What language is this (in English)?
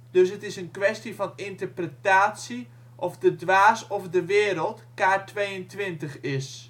Dutch